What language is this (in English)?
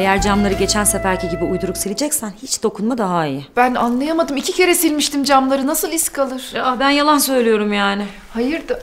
Turkish